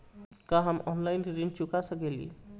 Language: Bhojpuri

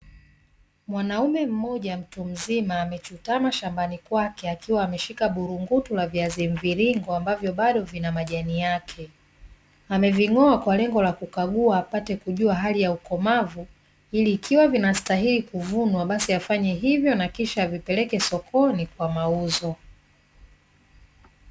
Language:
Swahili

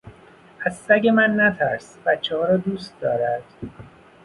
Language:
Persian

